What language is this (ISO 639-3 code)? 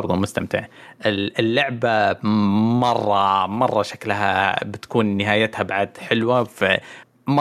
ara